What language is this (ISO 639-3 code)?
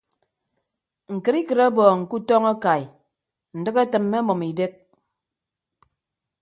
ibb